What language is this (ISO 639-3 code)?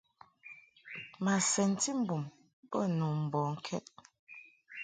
mhk